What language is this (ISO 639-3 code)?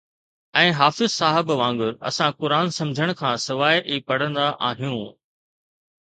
snd